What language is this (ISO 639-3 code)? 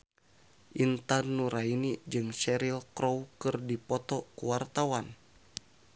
sun